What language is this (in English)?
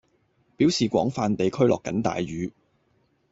Cantonese